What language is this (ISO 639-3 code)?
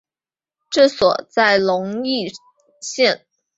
zho